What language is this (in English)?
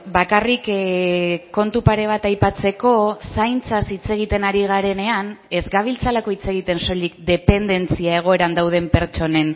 Basque